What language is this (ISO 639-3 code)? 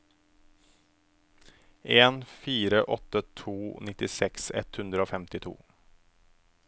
nor